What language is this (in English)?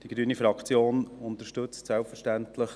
Swiss German